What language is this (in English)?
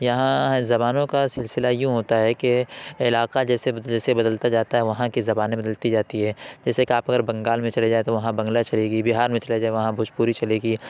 Urdu